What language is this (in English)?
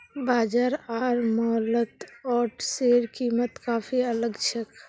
Magahi